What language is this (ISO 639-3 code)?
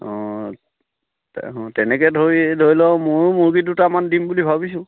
asm